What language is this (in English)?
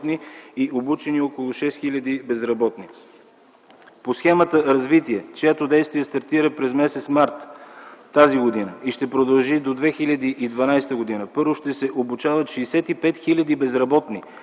Bulgarian